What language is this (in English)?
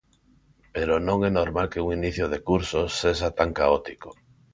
Galician